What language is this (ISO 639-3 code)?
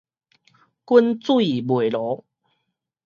nan